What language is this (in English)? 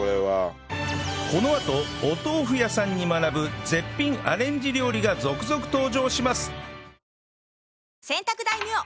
Japanese